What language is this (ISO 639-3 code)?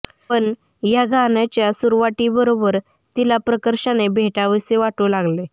mar